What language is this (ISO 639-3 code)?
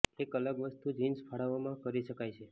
guj